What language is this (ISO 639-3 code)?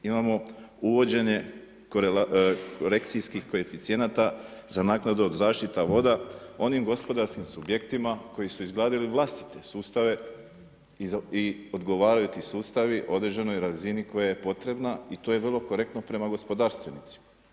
hrv